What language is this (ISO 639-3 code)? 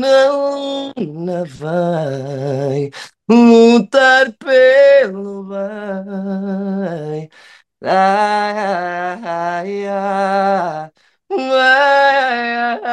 por